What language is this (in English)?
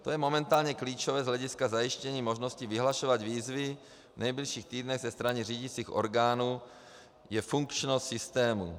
Czech